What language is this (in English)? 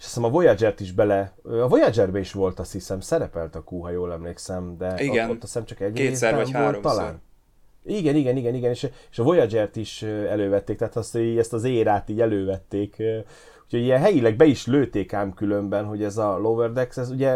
Hungarian